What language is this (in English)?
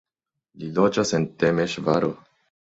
Esperanto